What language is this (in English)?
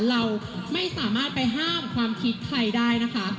Thai